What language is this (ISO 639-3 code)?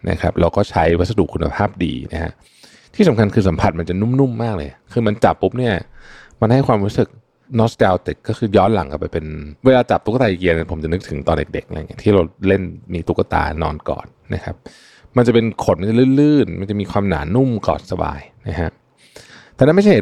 tha